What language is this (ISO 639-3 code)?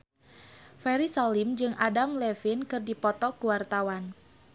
sun